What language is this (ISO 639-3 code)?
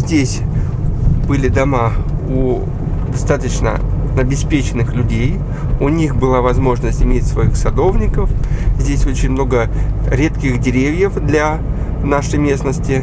rus